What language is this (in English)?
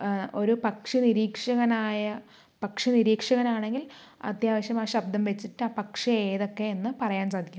Malayalam